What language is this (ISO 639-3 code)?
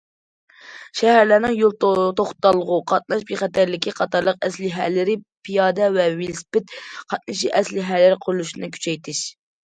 uig